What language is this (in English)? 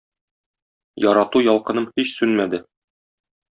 Tatar